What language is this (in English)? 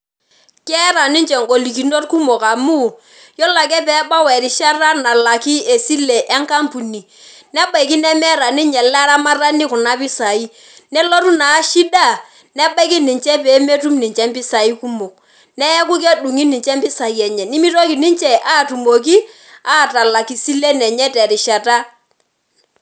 Masai